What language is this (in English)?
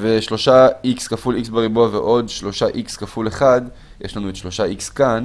Hebrew